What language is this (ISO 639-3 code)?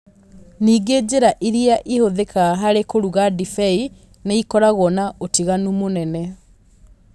kik